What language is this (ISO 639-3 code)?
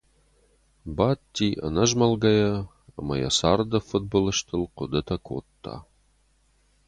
oss